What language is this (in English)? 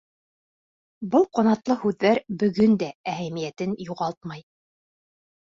Bashkir